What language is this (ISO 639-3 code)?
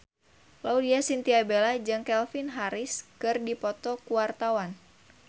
sun